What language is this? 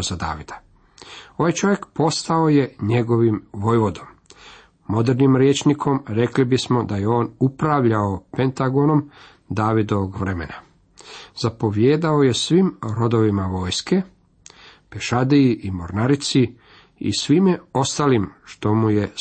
Croatian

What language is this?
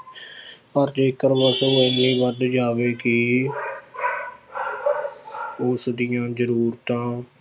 Punjabi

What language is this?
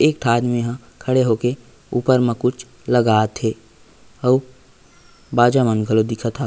Chhattisgarhi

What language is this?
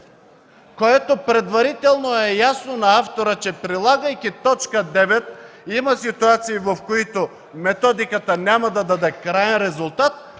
Bulgarian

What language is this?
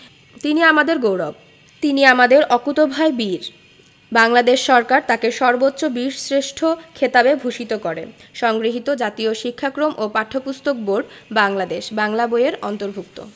Bangla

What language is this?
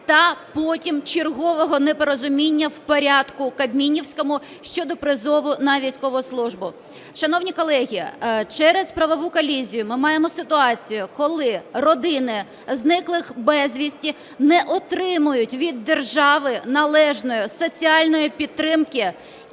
Ukrainian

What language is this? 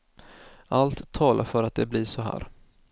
Swedish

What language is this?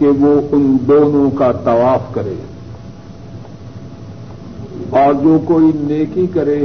Urdu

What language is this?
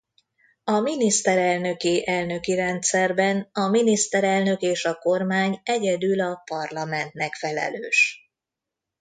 Hungarian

